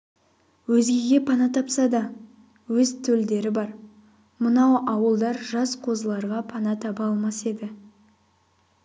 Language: Kazakh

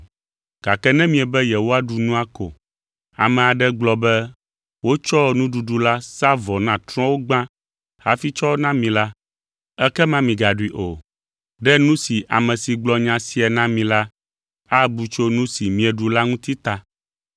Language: Ewe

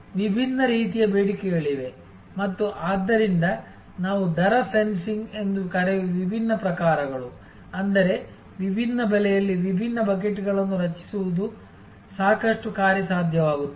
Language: Kannada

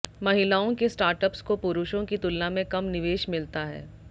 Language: Hindi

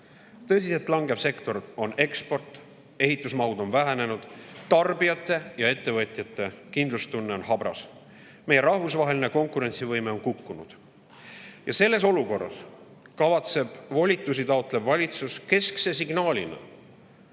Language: Estonian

